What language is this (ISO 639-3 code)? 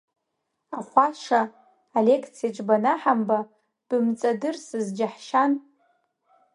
abk